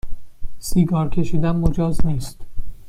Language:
Persian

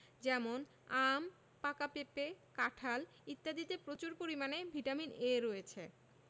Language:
Bangla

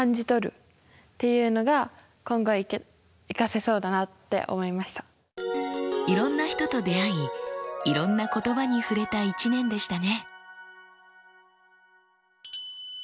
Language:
Japanese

